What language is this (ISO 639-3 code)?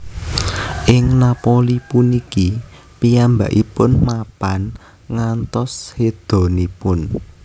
jav